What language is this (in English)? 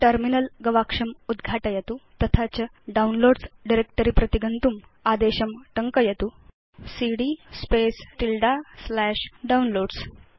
Sanskrit